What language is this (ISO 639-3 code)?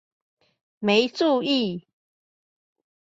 zho